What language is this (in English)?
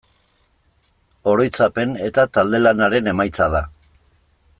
Basque